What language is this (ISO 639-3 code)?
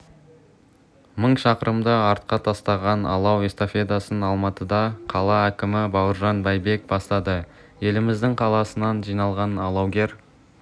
kaz